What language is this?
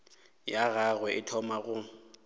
Northern Sotho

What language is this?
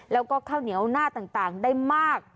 Thai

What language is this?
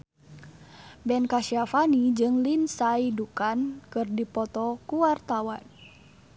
Sundanese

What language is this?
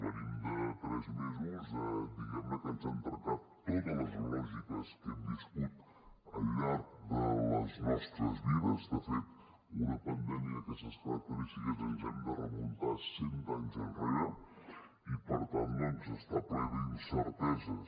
Catalan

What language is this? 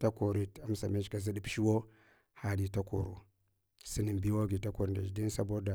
Hwana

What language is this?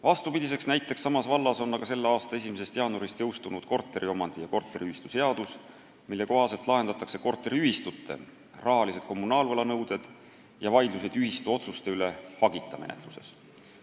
Estonian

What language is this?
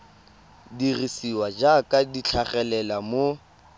Tswana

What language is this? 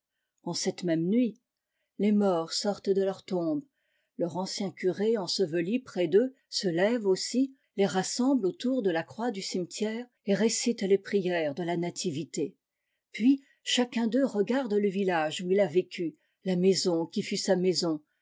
French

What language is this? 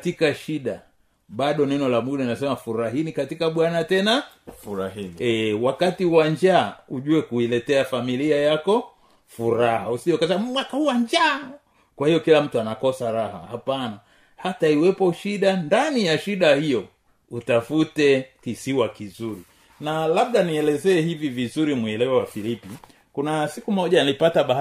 Swahili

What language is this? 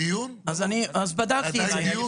Hebrew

